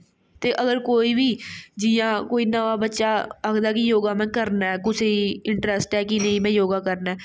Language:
Dogri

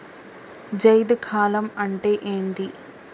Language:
Telugu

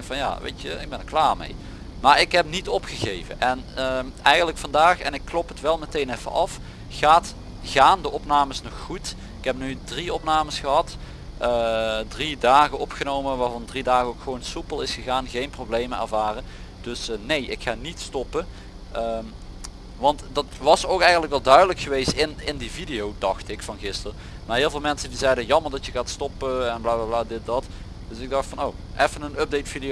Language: Dutch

